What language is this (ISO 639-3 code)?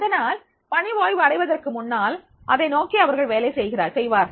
tam